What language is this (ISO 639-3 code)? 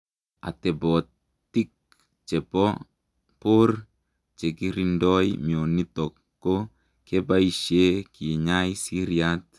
kln